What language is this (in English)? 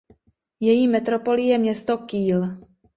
Czech